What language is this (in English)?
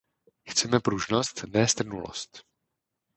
Czech